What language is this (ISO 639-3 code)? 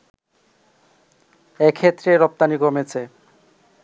ben